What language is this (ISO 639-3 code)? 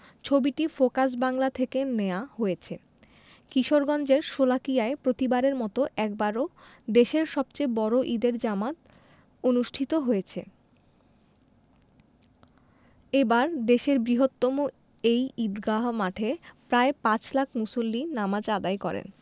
ben